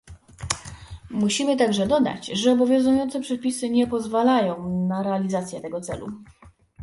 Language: Polish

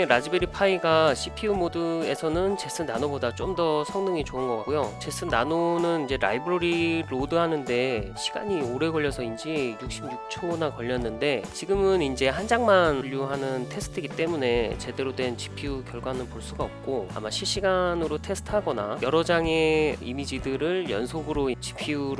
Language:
Korean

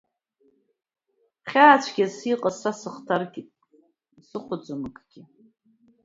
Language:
Abkhazian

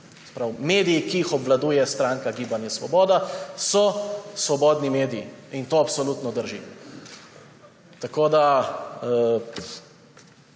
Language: Slovenian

